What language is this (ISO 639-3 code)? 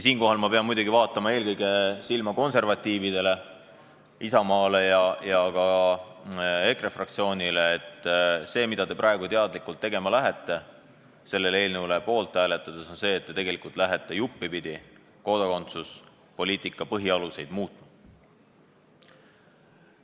est